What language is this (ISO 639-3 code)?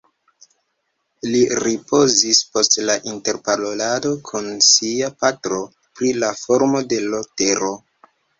epo